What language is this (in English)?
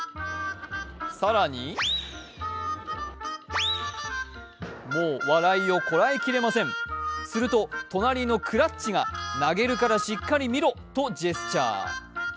Japanese